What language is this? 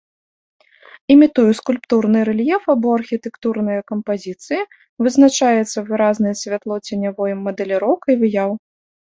Belarusian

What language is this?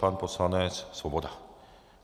Czech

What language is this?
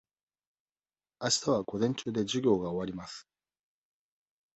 Japanese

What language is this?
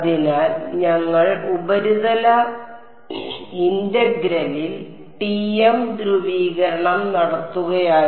Malayalam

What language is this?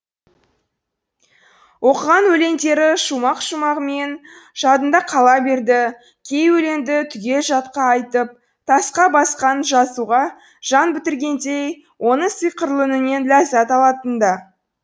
Kazakh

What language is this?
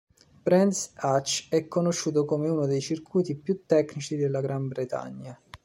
Italian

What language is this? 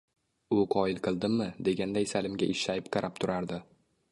Uzbek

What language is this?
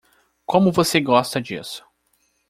Portuguese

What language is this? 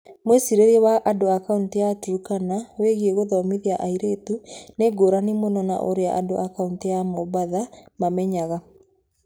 Kikuyu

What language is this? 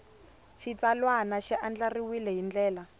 Tsonga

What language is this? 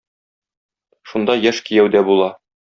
Tatar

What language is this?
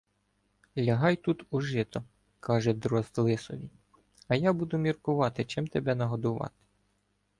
Ukrainian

